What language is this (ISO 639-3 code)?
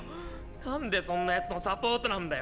jpn